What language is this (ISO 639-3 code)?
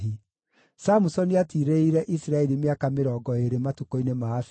kik